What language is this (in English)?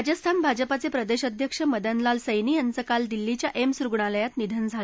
Marathi